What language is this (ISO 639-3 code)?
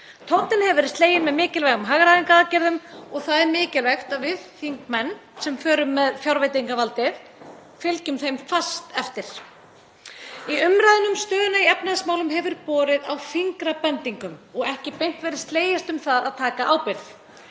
isl